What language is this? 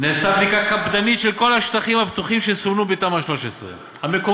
Hebrew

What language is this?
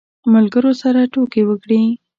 Pashto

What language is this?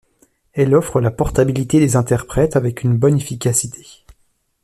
French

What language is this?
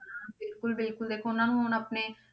Punjabi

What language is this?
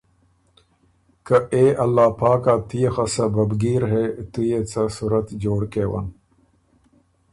Ormuri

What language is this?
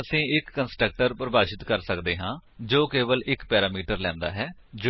Punjabi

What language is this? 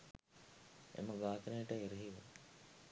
Sinhala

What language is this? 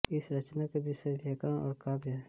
Hindi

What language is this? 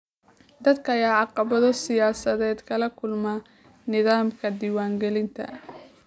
Somali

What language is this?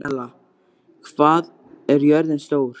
Icelandic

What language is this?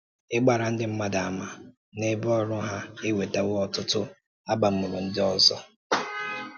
Igbo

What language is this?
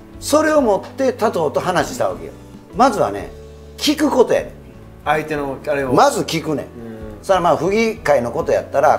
Japanese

